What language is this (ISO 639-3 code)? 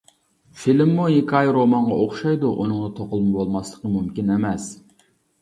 uig